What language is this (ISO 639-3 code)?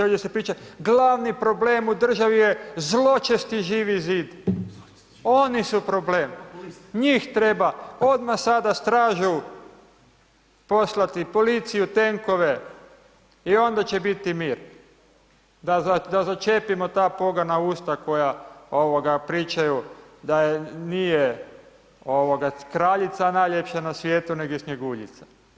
hrv